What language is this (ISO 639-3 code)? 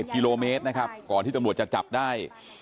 tha